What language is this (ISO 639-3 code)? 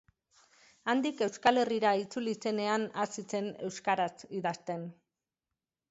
eus